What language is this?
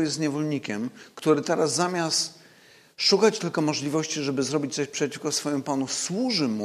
Polish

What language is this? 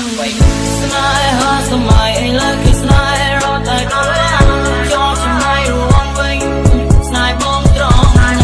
Khmer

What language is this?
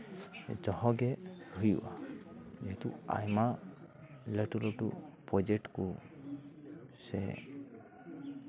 Santali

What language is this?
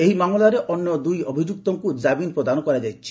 Odia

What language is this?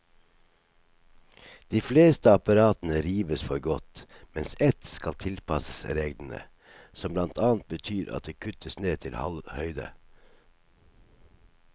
Norwegian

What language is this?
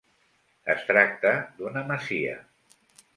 Catalan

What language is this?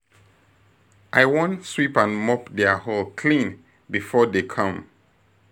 Nigerian Pidgin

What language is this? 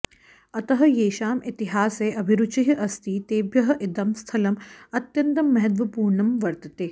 Sanskrit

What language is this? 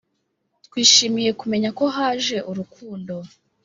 Kinyarwanda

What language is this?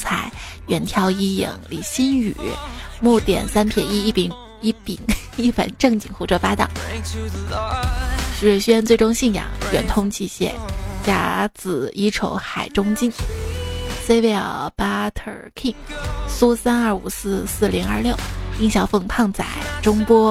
Chinese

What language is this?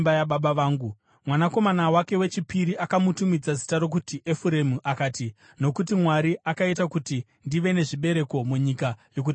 Shona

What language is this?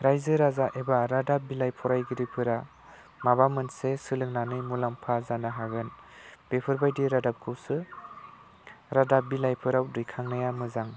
Bodo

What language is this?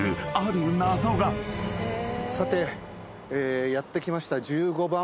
Japanese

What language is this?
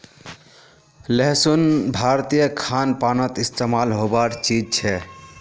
Magahi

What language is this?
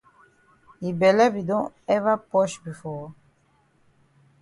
Cameroon Pidgin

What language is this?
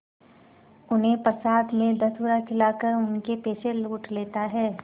Hindi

